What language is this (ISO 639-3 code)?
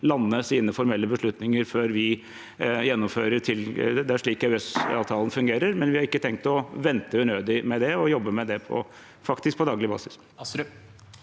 nor